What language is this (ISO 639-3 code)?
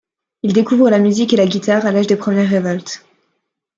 fra